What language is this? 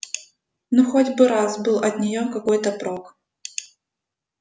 Russian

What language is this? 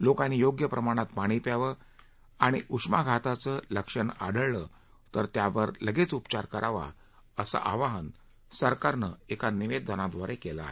Marathi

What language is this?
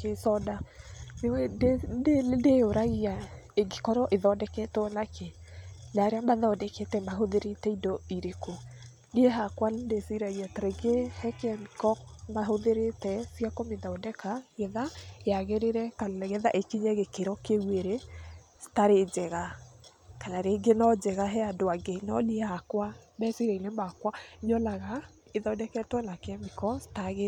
Kikuyu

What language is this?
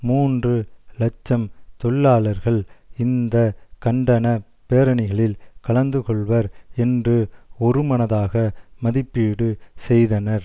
Tamil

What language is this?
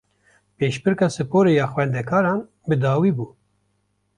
Kurdish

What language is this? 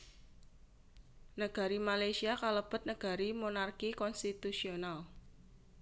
Javanese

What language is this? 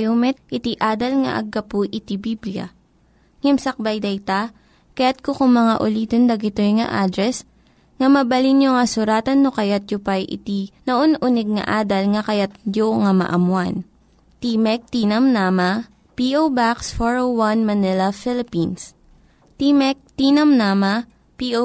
Filipino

